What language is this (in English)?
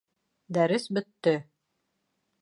Bashkir